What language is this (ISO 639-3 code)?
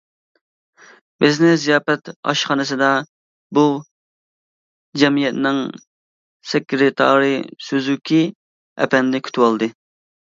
uig